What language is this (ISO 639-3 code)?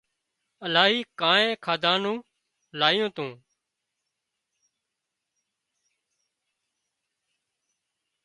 kxp